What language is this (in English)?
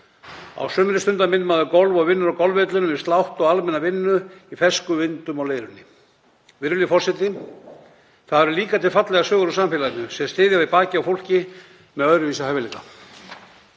Icelandic